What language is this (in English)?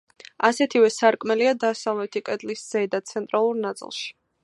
Georgian